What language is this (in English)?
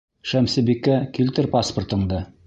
Bashkir